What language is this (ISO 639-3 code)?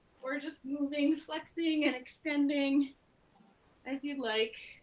eng